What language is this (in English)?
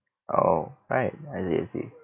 English